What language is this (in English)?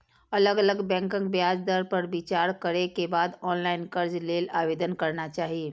Maithili